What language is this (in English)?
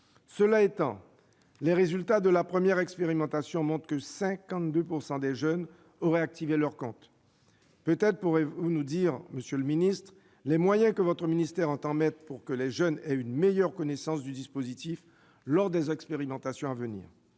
French